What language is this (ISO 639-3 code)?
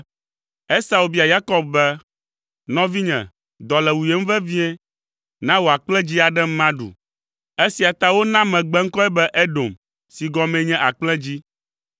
ewe